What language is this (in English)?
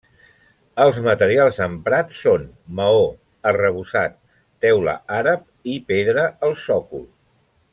Catalan